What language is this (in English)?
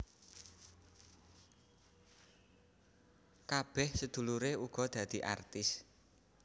Javanese